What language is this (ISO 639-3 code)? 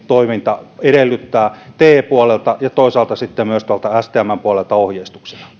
fin